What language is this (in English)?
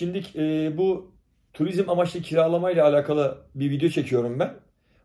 Turkish